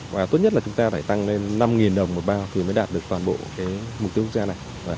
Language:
Vietnamese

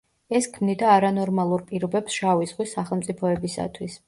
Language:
Georgian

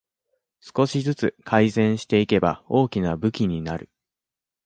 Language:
Japanese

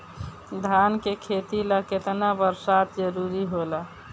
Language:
Bhojpuri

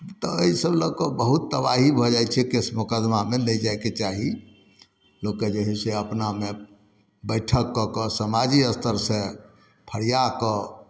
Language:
Maithili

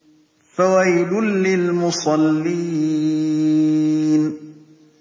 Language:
Arabic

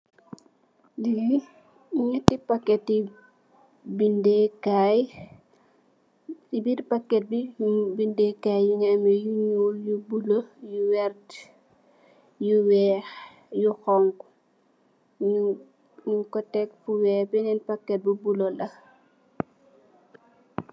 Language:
Wolof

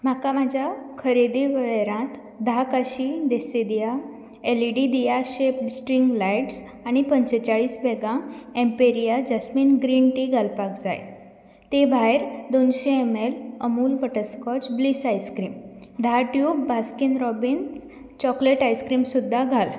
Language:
Konkani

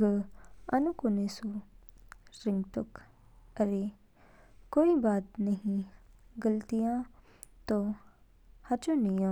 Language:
Kinnauri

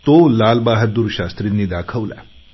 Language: Marathi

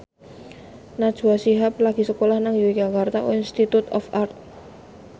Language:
Javanese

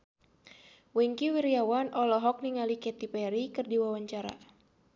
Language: Sundanese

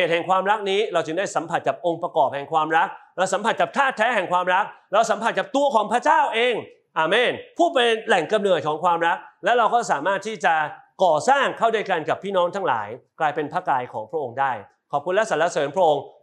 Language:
Thai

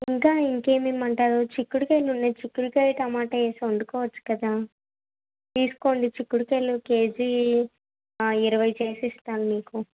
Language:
Telugu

